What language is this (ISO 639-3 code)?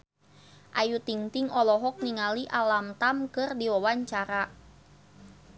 sun